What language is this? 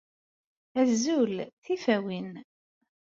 Kabyle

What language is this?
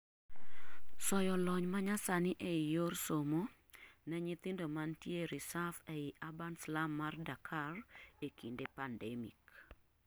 Luo (Kenya and Tanzania)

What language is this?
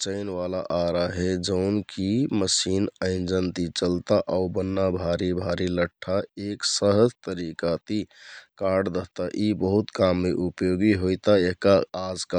Kathoriya Tharu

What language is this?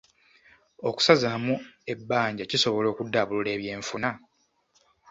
Ganda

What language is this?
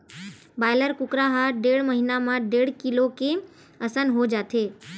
Chhattisgarhi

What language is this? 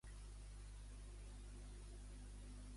Catalan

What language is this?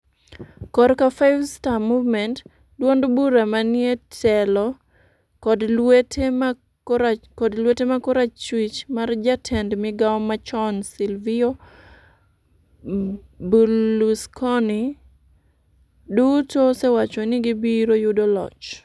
Luo (Kenya and Tanzania)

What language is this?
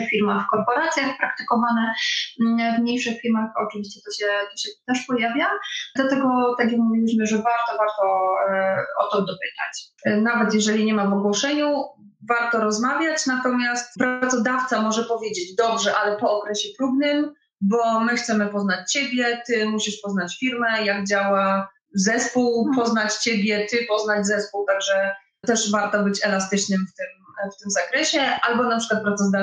Polish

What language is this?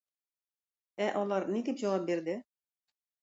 Tatar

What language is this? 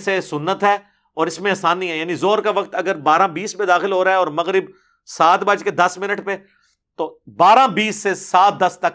Urdu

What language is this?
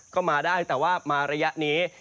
Thai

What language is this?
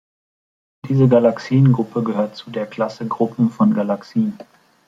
German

